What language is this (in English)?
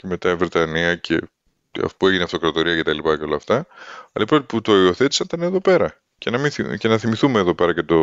Greek